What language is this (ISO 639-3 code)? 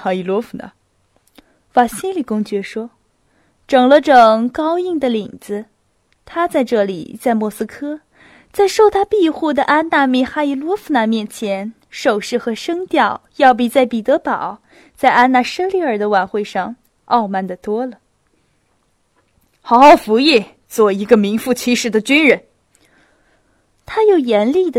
zho